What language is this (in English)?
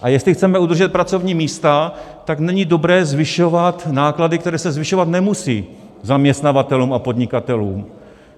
Czech